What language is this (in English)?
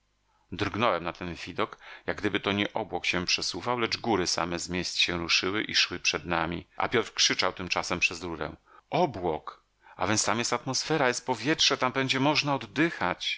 Polish